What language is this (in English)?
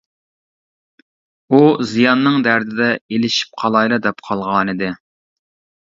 Uyghur